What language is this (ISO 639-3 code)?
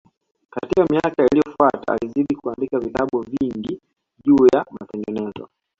swa